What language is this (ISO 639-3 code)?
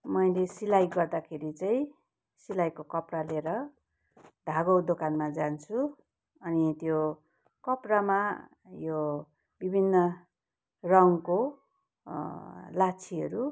nep